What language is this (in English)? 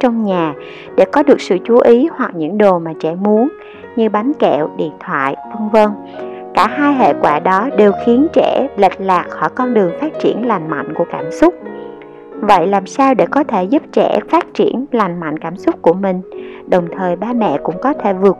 Vietnamese